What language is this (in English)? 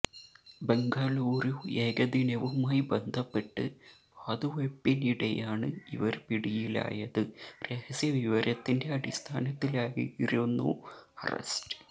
Malayalam